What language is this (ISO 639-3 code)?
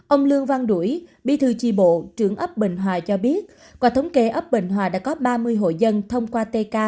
vie